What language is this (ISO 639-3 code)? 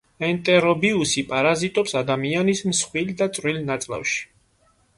kat